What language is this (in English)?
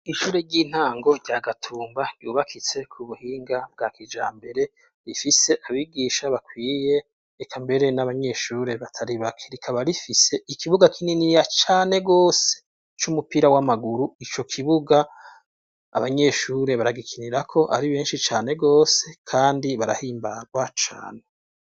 Rundi